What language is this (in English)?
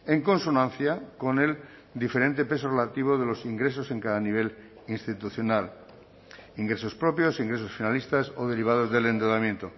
Spanish